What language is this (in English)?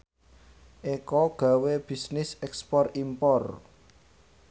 Javanese